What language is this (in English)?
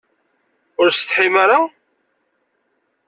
Kabyle